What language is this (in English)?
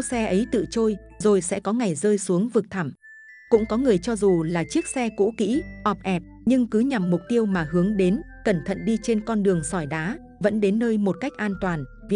Vietnamese